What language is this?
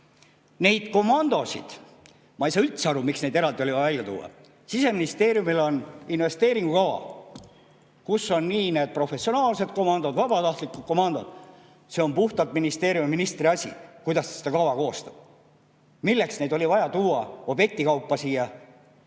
Estonian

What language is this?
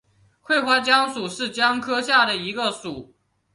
Chinese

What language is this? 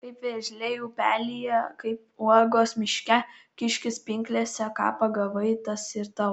Lithuanian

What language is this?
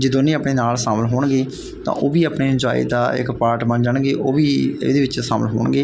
Punjabi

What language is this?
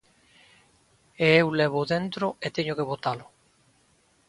Galician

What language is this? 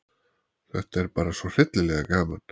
Icelandic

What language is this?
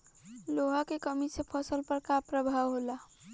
Bhojpuri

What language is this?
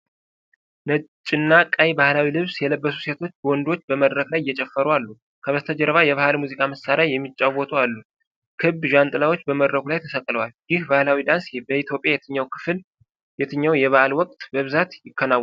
Amharic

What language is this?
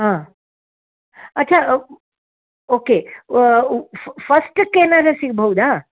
Kannada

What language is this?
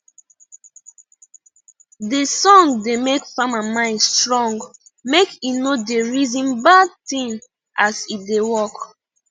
Nigerian Pidgin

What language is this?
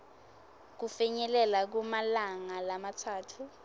Swati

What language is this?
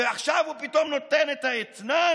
Hebrew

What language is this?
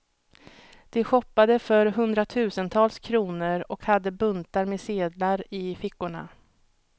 Swedish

